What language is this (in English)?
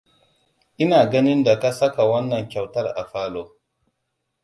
Hausa